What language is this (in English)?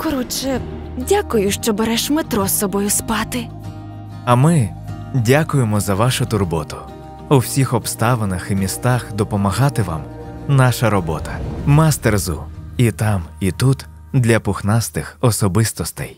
Ukrainian